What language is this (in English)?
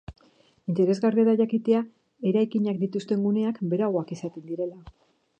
Basque